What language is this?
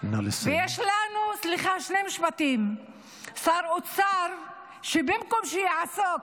Hebrew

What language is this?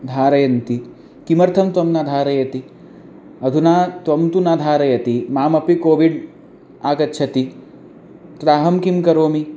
Sanskrit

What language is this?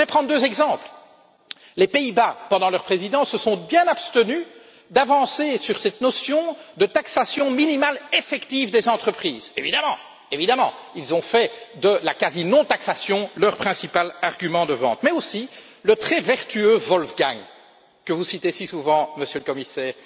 French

